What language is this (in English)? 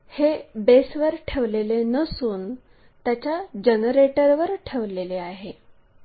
Marathi